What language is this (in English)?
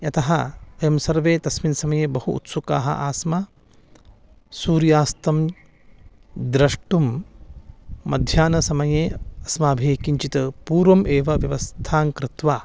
Sanskrit